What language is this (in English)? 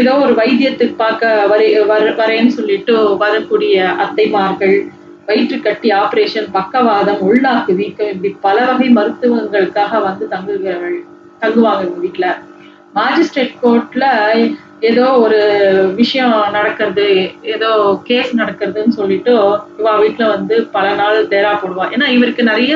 Tamil